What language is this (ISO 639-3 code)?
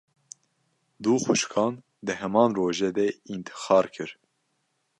kur